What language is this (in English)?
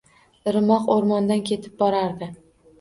Uzbek